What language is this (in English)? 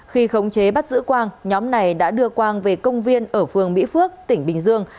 Vietnamese